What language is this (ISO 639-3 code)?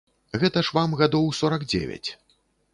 bel